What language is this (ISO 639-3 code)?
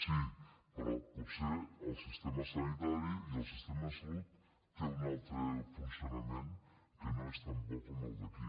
cat